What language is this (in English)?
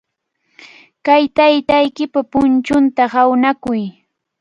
Cajatambo North Lima Quechua